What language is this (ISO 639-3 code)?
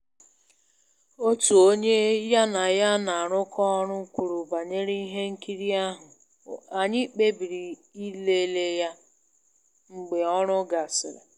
ibo